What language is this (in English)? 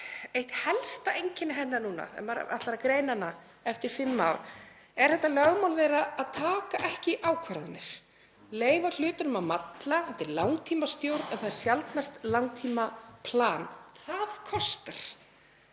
Icelandic